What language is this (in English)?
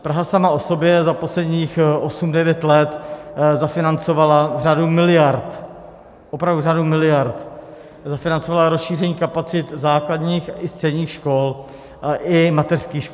Czech